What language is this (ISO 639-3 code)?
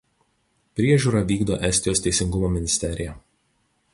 lit